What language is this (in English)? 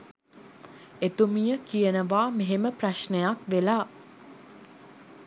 Sinhala